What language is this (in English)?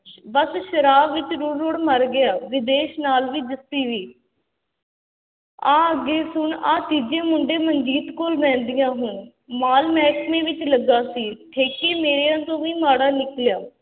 Punjabi